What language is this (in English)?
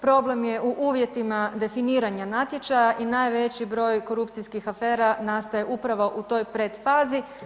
Croatian